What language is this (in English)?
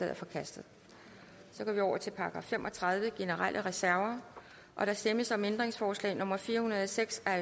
Danish